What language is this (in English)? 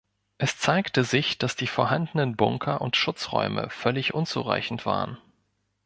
German